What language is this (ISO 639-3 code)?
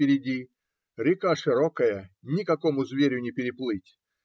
rus